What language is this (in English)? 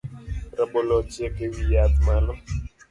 Luo (Kenya and Tanzania)